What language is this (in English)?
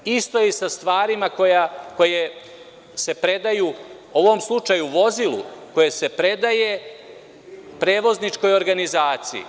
Serbian